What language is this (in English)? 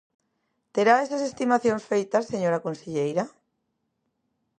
Galician